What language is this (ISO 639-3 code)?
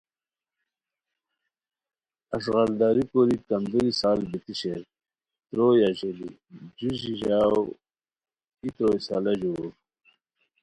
khw